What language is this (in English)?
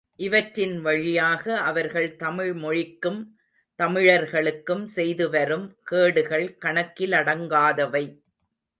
Tamil